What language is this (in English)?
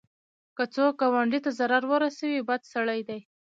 Pashto